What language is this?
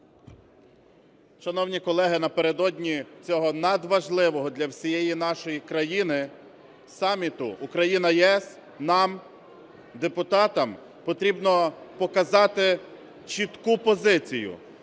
Ukrainian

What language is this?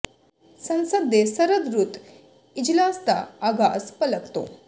Punjabi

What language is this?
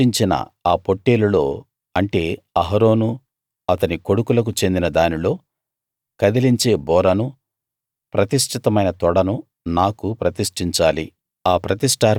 Telugu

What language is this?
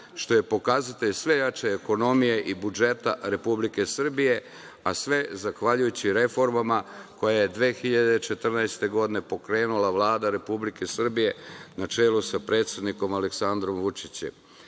Serbian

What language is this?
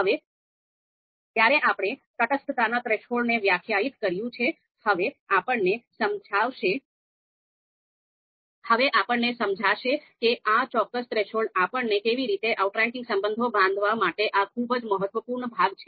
Gujarati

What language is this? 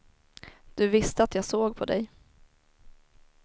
Swedish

